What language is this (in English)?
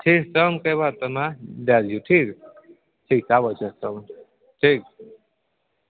Maithili